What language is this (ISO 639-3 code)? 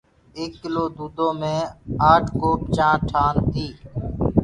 ggg